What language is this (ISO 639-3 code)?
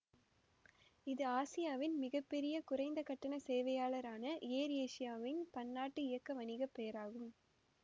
tam